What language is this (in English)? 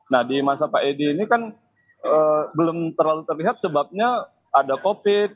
Indonesian